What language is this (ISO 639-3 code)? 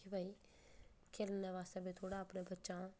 doi